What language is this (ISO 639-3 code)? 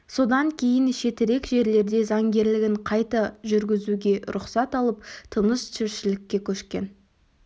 kaz